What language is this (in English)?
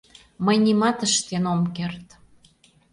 Mari